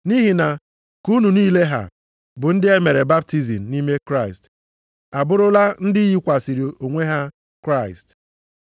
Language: Igbo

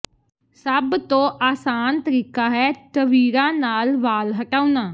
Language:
Punjabi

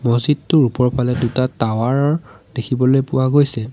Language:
Assamese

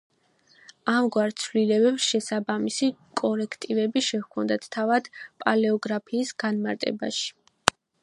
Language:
Georgian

